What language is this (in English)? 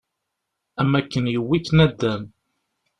Kabyle